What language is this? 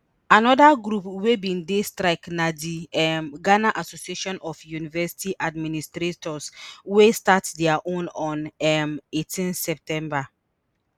Nigerian Pidgin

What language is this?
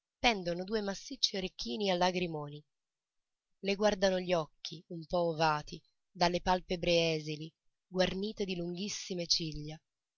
Italian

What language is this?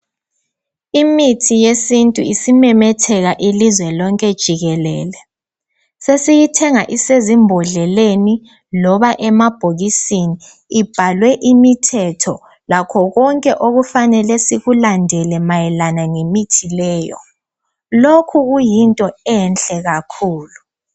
North Ndebele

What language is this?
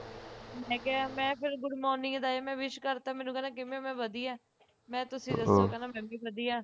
Punjabi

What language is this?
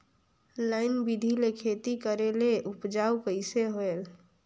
Chhattisgarhi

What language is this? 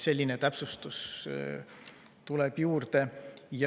Estonian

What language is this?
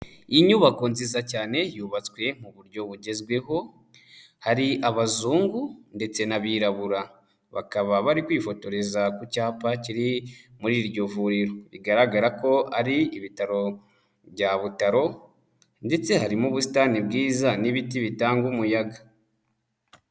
Kinyarwanda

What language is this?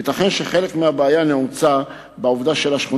Hebrew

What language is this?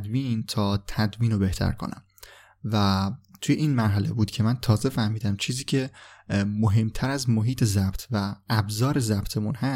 Persian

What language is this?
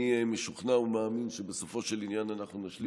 Hebrew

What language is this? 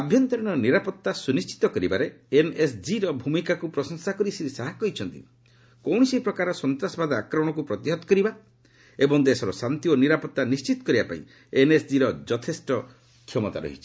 Odia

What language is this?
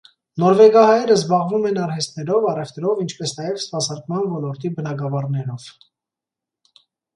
Armenian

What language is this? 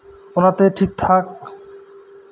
Santali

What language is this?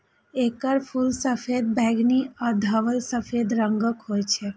Maithili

